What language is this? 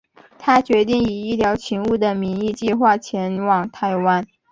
Chinese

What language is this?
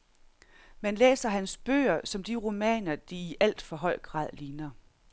Danish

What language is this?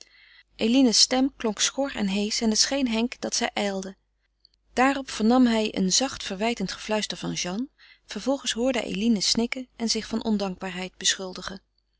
Dutch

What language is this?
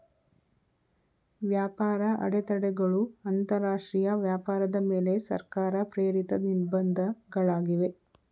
Kannada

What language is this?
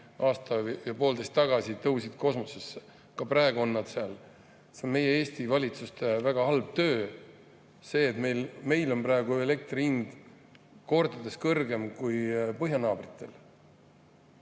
Estonian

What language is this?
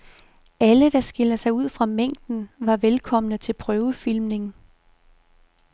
Danish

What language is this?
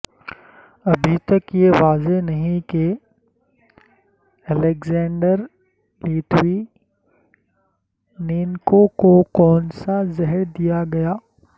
Urdu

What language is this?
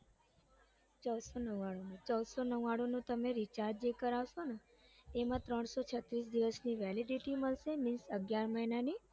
Gujarati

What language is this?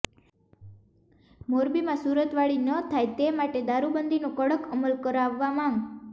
Gujarati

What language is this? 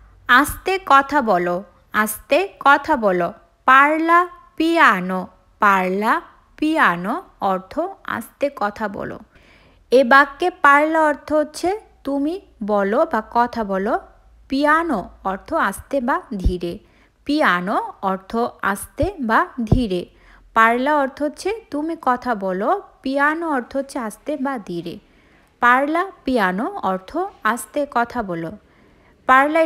Italian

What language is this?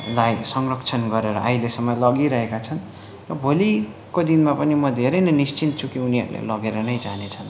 Nepali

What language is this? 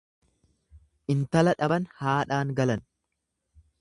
Oromo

